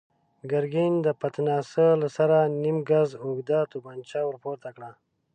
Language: Pashto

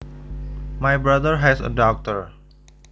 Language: Javanese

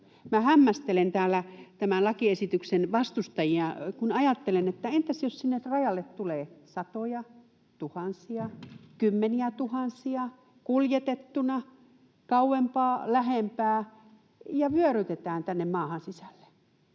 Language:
Finnish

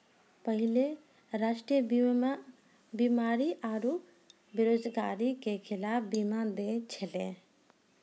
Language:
Maithili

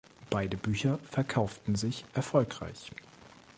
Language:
German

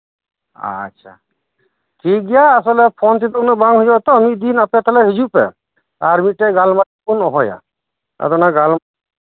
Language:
Santali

